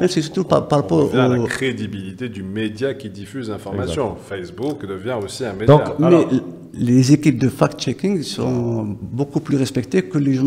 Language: French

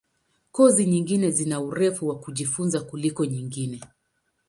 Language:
Swahili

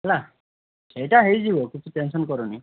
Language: Odia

